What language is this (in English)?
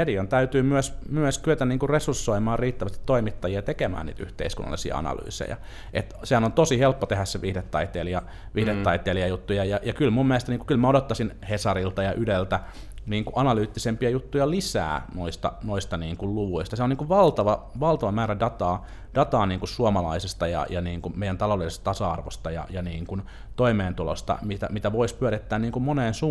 Finnish